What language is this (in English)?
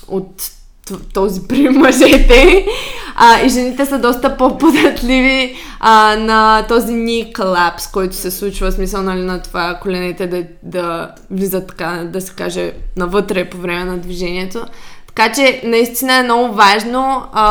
Bulgarian